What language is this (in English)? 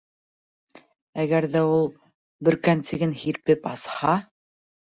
Bashkir